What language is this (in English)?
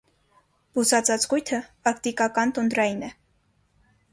Armenian